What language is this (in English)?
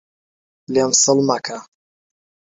Central Kurdish